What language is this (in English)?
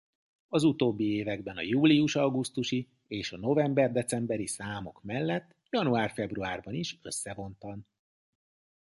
Hungarian